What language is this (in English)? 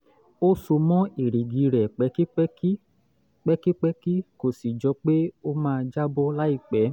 Yoruba